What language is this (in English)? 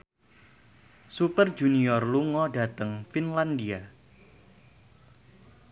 Javanese